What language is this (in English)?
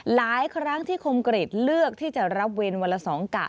Thai